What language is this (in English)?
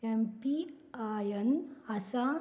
Konkani